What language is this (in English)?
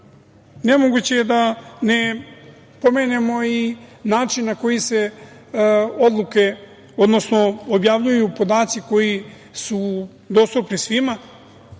Serbian